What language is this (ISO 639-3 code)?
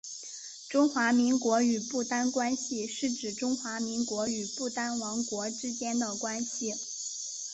zho